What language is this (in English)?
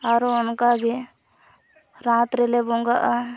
Santali